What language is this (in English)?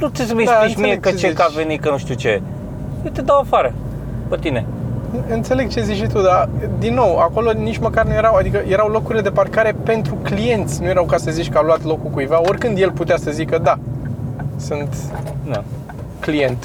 Romanian